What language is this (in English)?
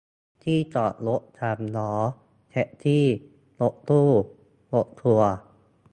Thai